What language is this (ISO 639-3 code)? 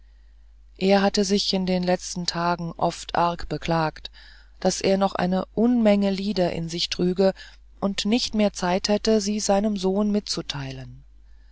deu